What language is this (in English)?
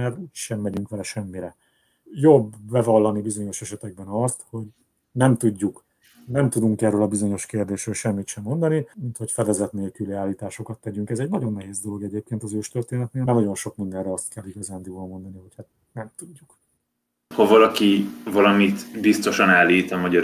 Hungarian